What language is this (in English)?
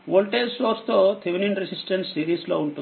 Telugu